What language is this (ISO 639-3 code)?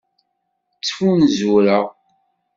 kab